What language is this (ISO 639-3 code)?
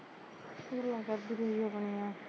pan